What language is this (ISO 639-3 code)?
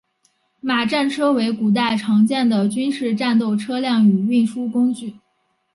zho